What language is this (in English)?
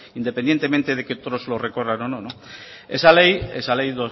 Spanish